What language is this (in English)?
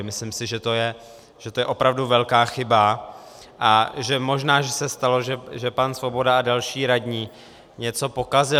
Czech